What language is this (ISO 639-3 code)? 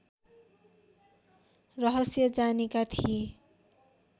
nep